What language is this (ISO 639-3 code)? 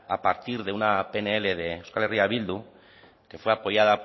spa